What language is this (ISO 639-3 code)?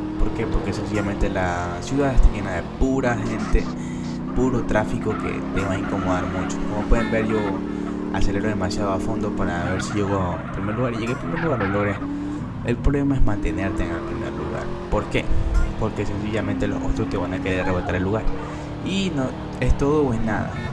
spa